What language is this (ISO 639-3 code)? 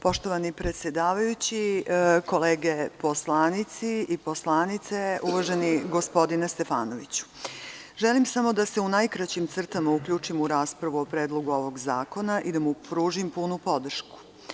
srp